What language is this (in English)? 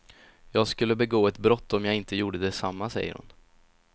Swedish